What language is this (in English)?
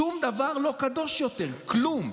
Hebrew